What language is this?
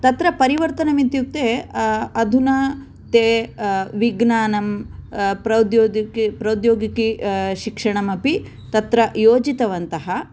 Sanskrit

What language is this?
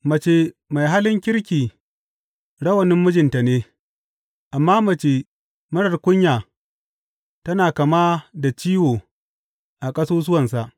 Hausa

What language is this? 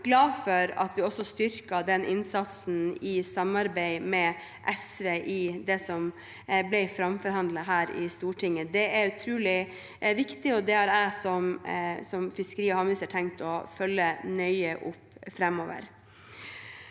Norwegian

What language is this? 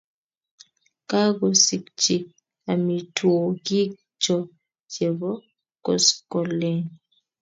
Kalenjin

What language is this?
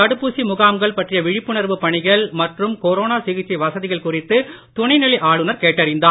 Tamil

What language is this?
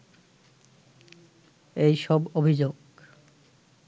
Bangla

